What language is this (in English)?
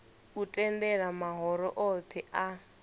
Venda